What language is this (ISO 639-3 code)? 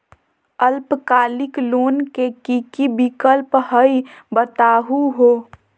mag